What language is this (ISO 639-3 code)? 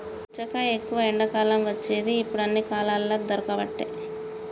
tel